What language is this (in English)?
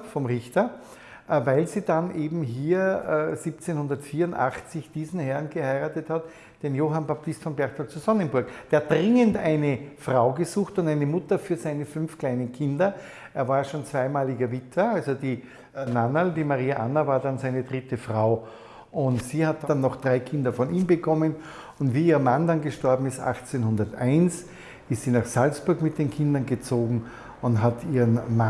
German